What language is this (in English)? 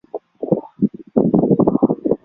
Chinese